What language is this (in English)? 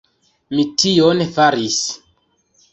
Esperanto